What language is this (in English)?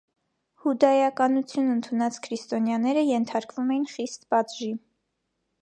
Armenian